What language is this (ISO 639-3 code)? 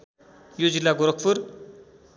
nep